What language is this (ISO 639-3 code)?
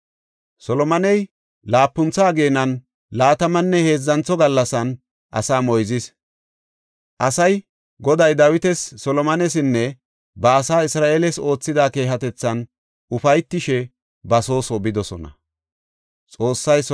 gof